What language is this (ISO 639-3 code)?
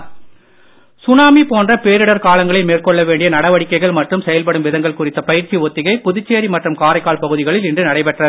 tam